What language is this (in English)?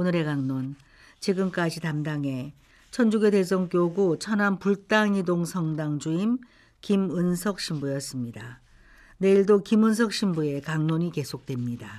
Korean